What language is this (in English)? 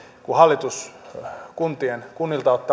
Finnish